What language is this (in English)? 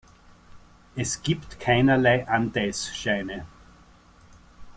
German